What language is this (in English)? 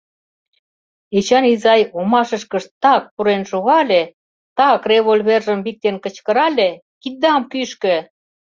Mari